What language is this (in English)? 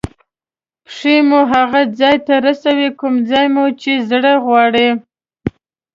Pashto